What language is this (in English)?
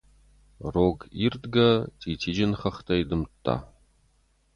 Ossetic